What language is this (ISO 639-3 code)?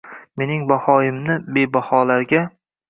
uzb